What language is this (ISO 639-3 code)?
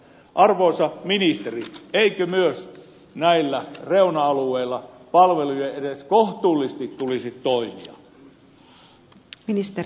fin